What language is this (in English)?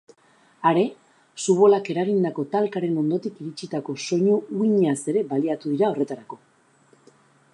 Basque